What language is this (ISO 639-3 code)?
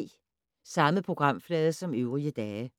dan